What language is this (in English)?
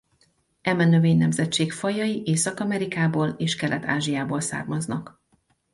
Hungarian